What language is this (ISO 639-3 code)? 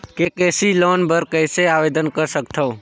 hne